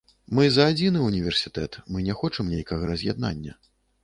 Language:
Belarusian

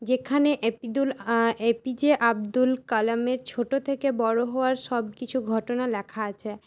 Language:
Bangla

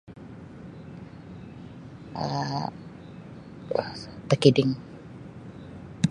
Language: Sabah Malay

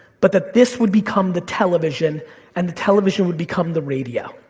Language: English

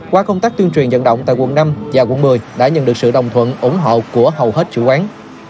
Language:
Vietnamese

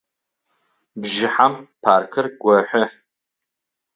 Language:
Adyghe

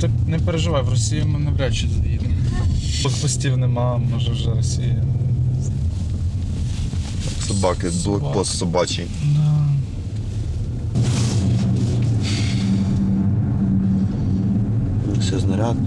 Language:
Ukrainian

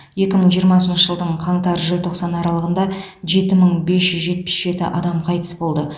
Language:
Kazakh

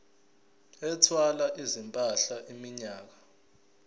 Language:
Zulu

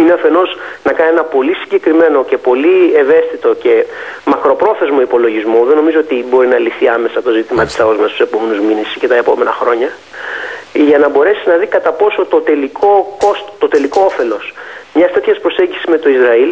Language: Greek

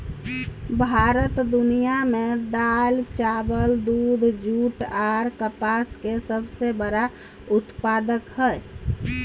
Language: Maithili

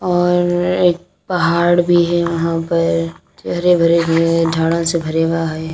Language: Hindi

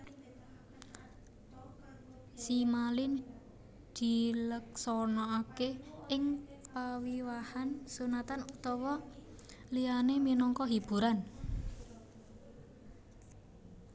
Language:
Javanese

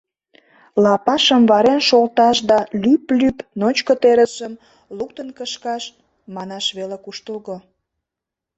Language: Mari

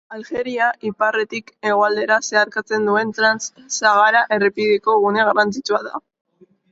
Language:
Basque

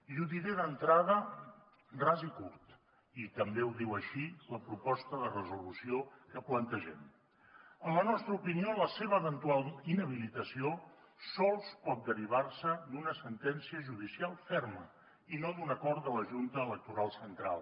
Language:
Catalan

